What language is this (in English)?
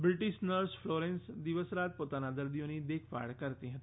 Gujarati